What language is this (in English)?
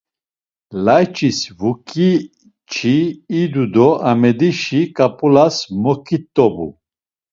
Laz